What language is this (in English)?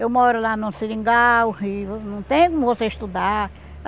Portuguese